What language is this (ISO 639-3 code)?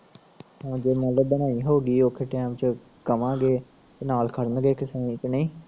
pan